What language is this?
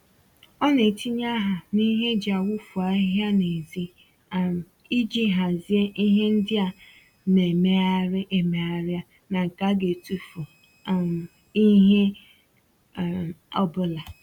Igbo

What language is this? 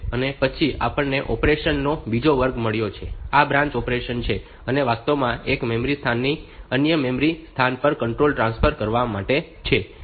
Gujarati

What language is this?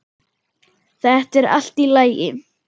Icelandic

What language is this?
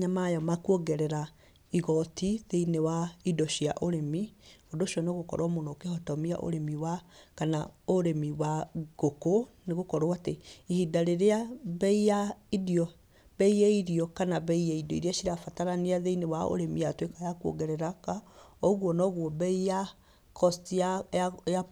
Kikuyu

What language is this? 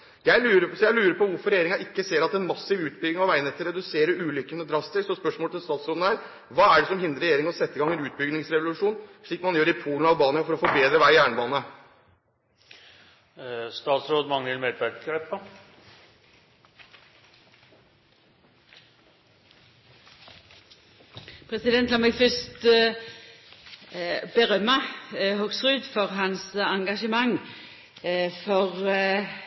Norwegian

